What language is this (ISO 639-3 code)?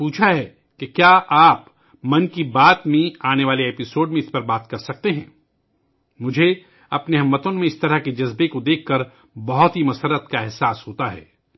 urd